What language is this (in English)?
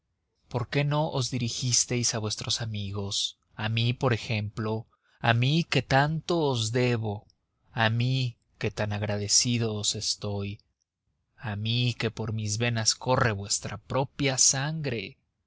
Spanish